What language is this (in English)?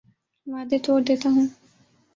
Urdu